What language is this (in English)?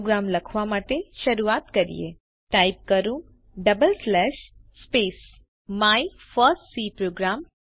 Gujarati